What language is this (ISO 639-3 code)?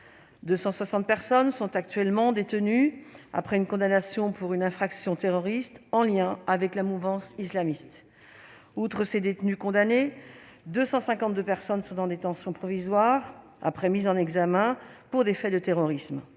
fra